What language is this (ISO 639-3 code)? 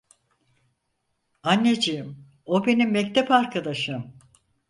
tur